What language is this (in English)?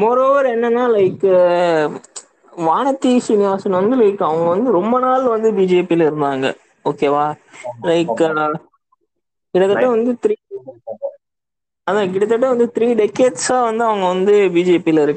Tamil